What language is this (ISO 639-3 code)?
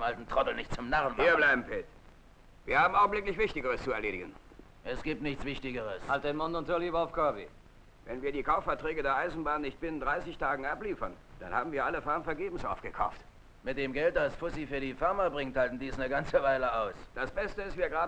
deu